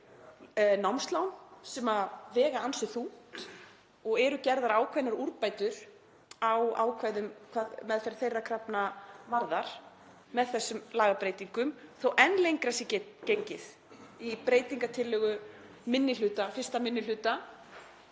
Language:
Icelandic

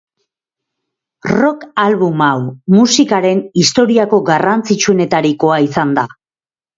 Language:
Basque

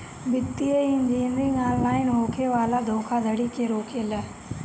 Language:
Bhojpuri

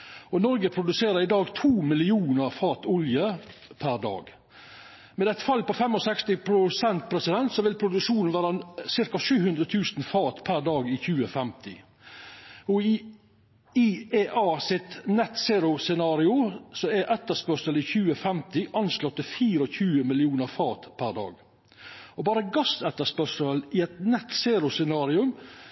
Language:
Norwegian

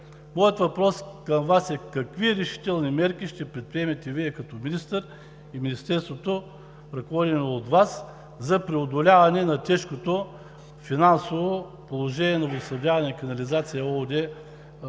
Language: Bulgarian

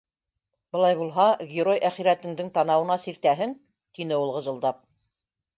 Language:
Bashkir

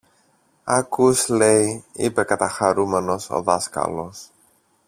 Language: Greek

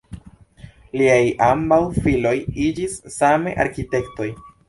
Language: Esperanto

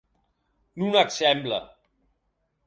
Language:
Occitan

